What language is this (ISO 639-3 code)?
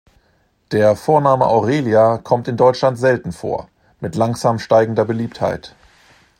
deu